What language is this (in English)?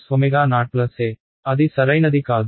Telugu